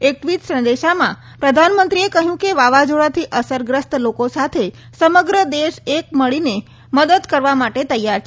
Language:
Gujarati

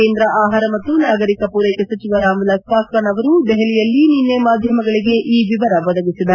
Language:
Kannada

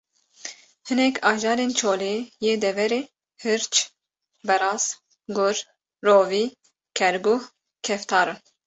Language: Kurdish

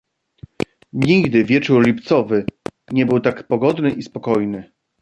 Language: Polish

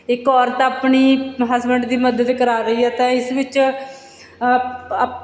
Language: Punjabi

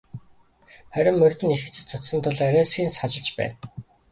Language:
Mongolian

